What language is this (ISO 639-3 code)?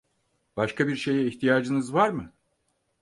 tur